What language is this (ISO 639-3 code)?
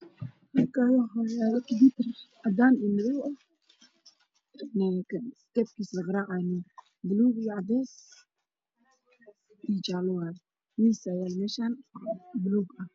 som